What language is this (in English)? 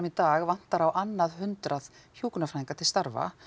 Icelandic